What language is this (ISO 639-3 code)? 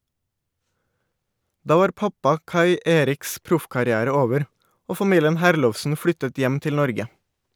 nor